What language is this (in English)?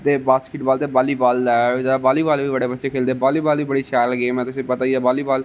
Dogri